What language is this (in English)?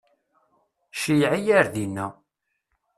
Kabyle